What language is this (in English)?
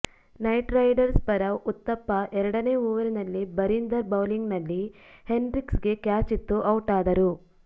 Kannada